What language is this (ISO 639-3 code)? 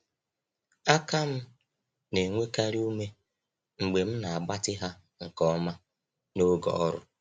ibo